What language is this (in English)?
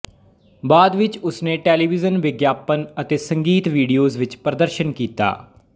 Punjabi